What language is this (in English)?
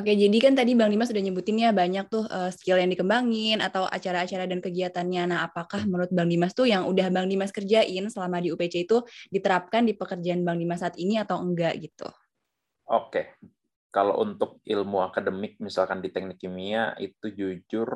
Indonesian